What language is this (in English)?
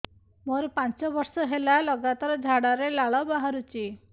Odia